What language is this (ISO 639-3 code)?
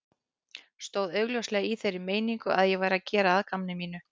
isl